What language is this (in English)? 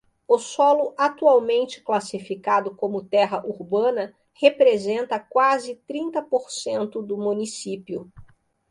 Portuguese